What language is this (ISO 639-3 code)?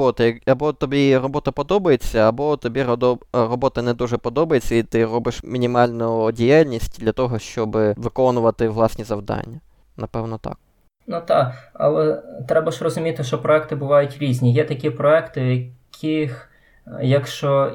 ukr